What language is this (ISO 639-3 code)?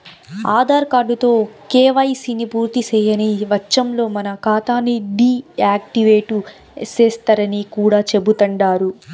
tel